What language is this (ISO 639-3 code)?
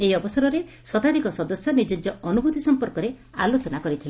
ori